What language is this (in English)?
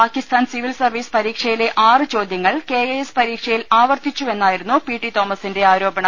Malayalam